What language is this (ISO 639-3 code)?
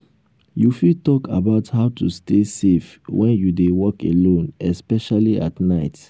pcm